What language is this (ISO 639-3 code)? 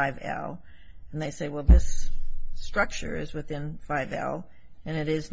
eng